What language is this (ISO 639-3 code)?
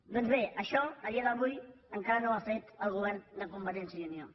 cat